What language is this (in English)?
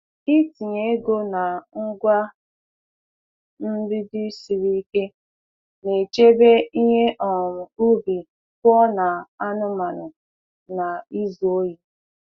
Igbo